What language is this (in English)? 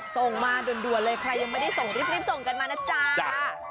Thai